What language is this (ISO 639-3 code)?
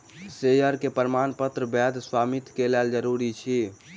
mai